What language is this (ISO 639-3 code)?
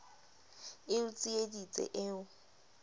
sot